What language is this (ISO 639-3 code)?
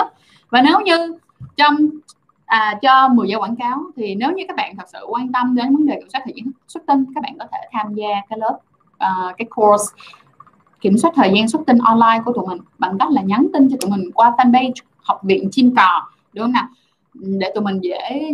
vie